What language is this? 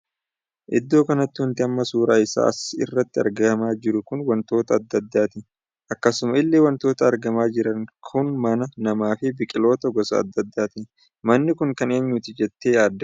Oromo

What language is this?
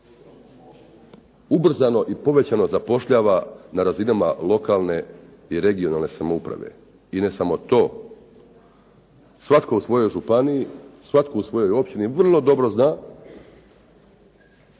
Croatian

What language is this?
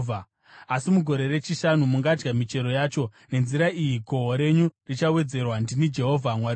Shona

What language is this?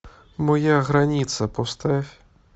Russian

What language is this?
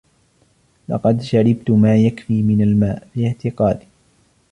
Arabic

